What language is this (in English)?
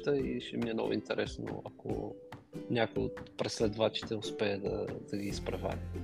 Bulgarian